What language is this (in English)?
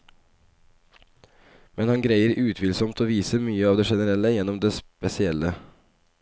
Norwegian